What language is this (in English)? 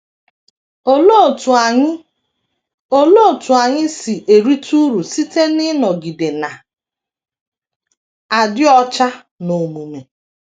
Igbo